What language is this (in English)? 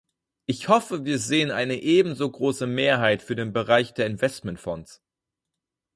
German